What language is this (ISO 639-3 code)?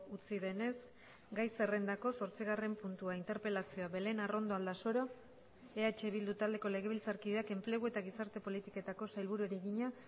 eus